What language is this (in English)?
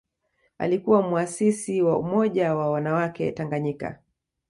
Swahili